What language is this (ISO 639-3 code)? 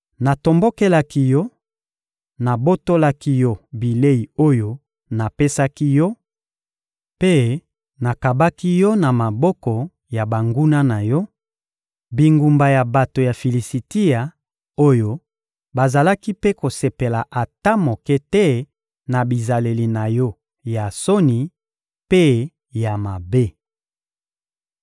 lin